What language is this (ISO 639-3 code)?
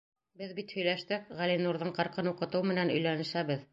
bak